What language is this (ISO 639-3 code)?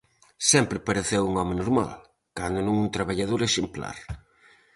glg